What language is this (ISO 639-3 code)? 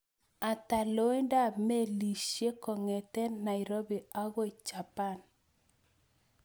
kln